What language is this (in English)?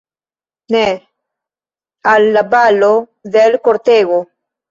Esperanto